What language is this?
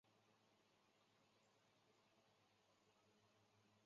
Chinese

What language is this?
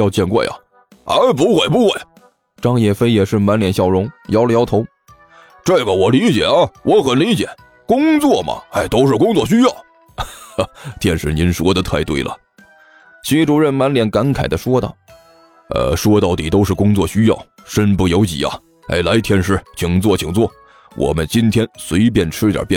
Chinese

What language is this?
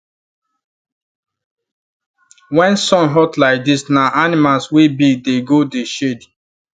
Nigerian Pidgin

